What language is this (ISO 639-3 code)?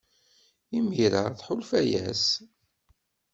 kab